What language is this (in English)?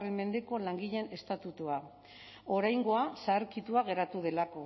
Basque